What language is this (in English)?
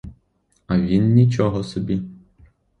Ukrainian